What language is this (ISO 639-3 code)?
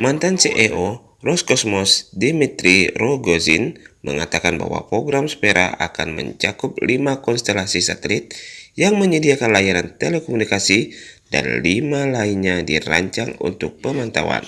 ind